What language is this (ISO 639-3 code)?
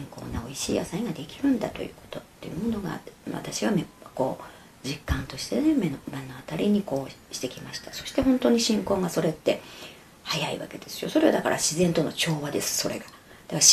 jpn